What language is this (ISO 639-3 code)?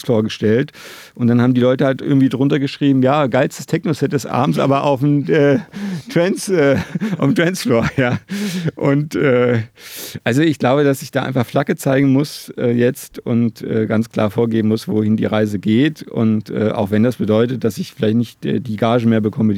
deu